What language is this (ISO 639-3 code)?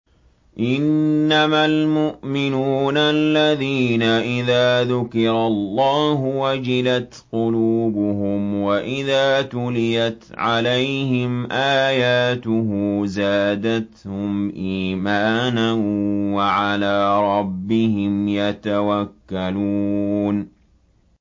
ara